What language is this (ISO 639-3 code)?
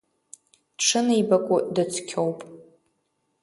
abk